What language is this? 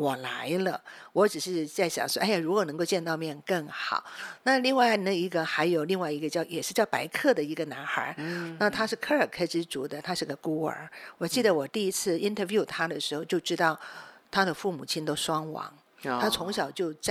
Chinese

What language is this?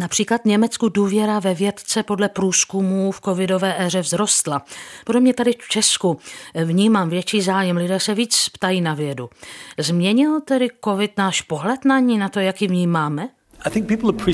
Czech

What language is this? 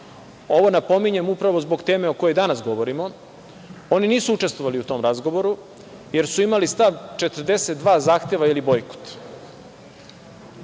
Serbian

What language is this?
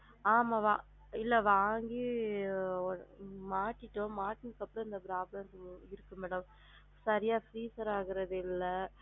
Tamil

